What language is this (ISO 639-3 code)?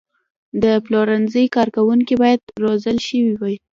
pus